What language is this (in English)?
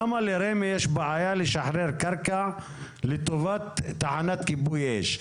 Hebrew